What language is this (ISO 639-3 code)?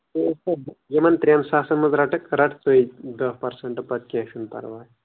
kas